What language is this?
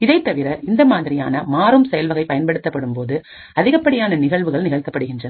Tamil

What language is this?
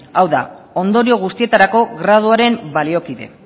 Basque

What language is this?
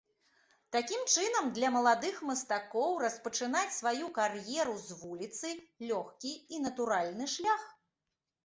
Belarusian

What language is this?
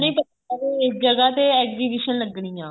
Punjabi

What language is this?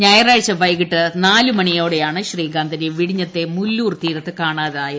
Malayalam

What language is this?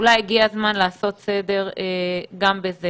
Hebrew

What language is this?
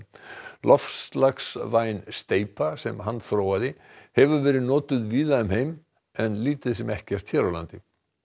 Icelandic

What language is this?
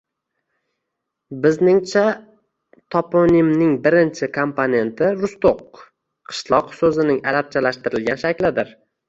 Uzbek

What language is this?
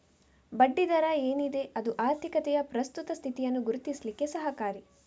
Kannada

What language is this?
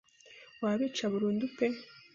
Kinyarwanda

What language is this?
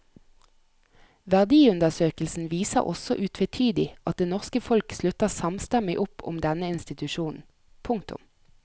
Norwegian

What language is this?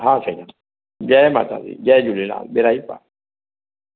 Sindhi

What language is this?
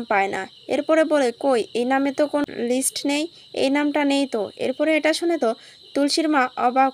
Romanian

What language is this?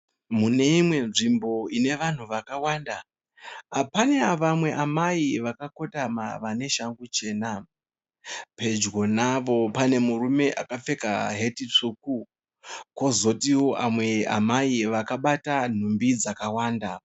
Shona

